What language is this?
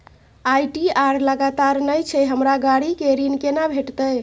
Maithili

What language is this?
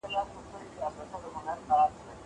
Pashto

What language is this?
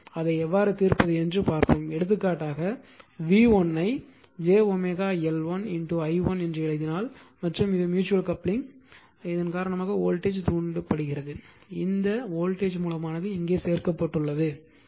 Tamil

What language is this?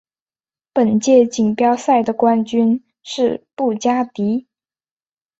Chinese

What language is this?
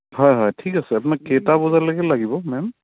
Assamese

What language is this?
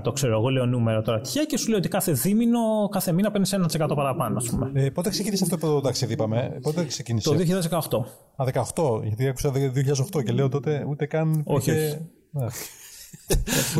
Greek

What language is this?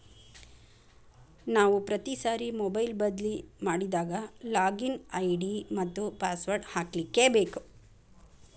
Kannada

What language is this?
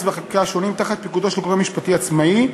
Hebrew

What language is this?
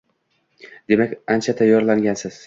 Uzbek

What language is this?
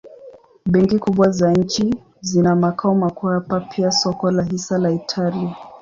Swahili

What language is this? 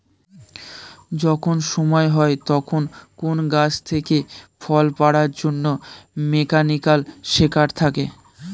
Bangla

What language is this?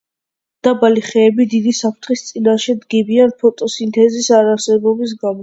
Georgian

